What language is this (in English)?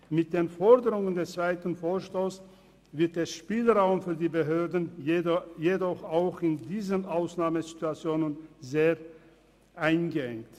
Swiss German